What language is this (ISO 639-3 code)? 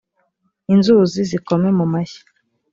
kin